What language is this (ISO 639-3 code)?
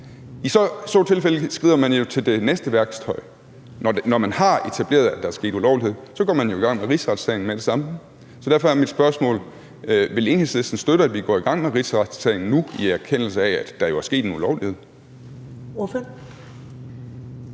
dan